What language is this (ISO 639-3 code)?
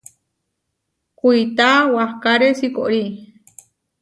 var